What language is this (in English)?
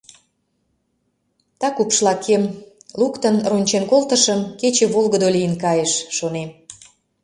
Mari